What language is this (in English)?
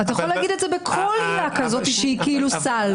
Hebrew